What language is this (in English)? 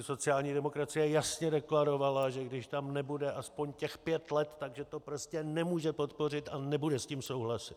Czech